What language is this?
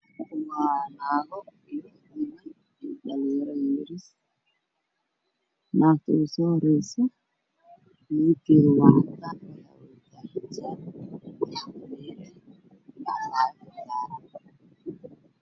Somali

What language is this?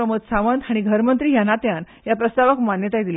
Konkani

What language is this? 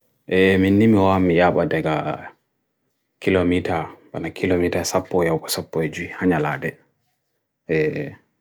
Bagirmi Fulfulde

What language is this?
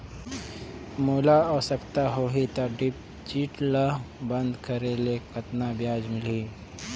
Chhattisgarhi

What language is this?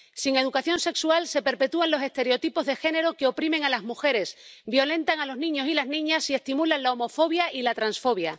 Spanish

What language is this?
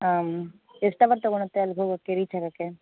Kannada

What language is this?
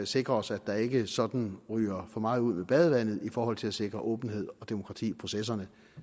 Danish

